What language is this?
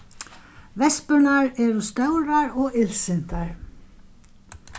Faroese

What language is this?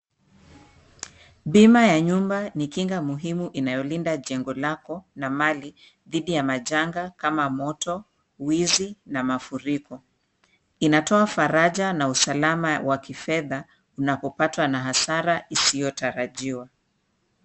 Swahili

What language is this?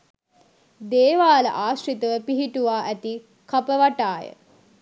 Sinhala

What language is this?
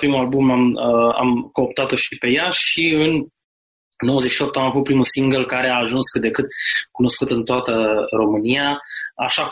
Romanian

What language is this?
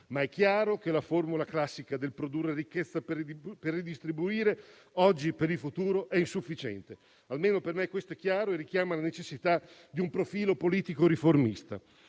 Italian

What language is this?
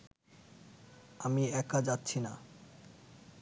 Bangla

